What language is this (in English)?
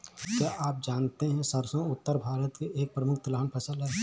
Hindi